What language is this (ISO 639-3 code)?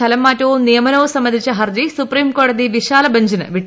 mal